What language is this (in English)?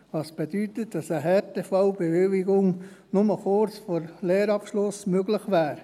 Swiss German